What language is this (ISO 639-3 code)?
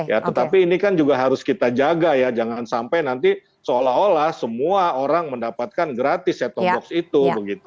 ind